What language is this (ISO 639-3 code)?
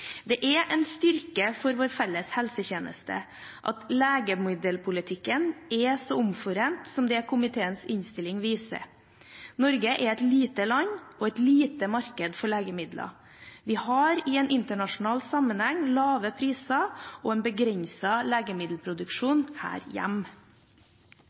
nob